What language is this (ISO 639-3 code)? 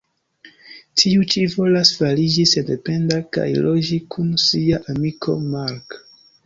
epo